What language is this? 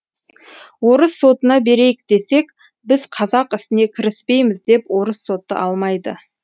Kazakh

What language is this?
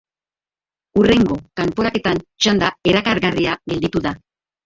Basque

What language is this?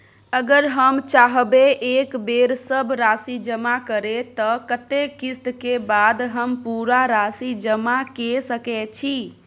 Maithili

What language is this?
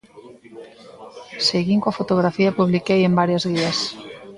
Galician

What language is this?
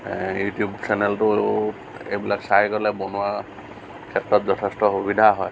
Assamese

